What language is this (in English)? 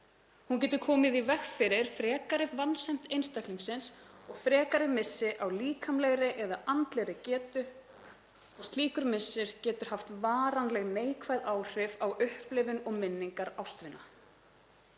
Icelandic